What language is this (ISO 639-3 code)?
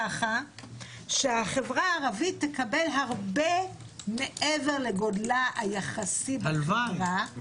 heb